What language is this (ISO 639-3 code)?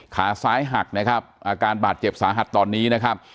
tha